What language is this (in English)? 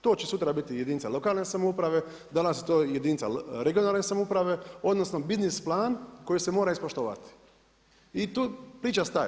Croatian